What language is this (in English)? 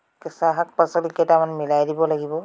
Assamese